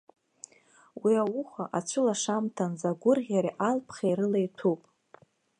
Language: Abkhazian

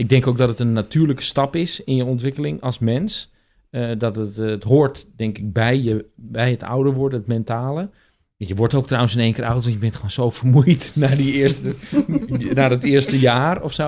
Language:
Dutch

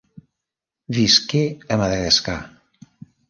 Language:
Catalan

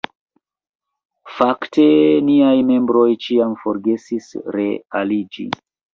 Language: Esperanto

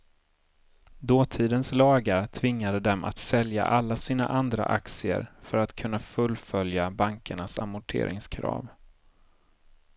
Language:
Swedish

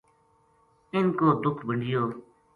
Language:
Gujari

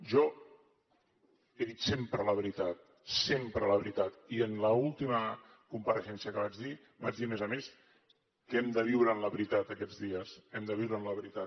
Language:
Catalan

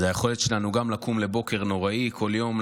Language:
Hebrew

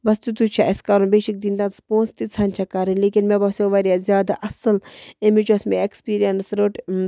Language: Kashmiri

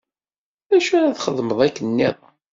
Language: Kabyle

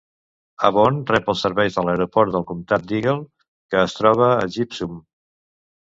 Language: Catalan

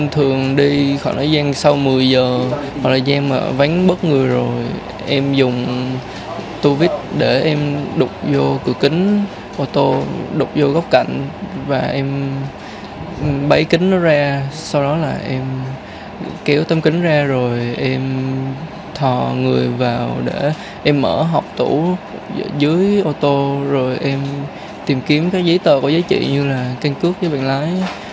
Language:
Vietnamese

